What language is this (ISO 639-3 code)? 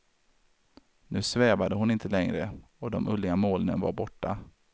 swe